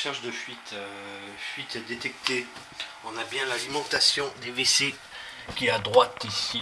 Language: French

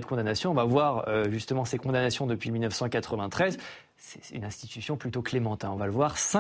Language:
French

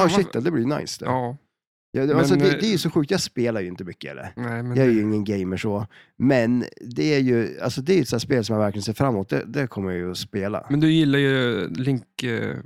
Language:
Swedish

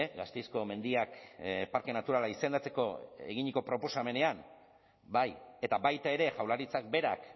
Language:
Basque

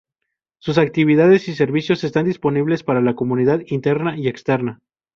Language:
Spanish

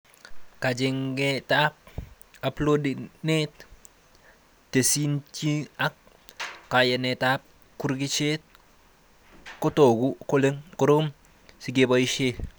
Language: Kalenjin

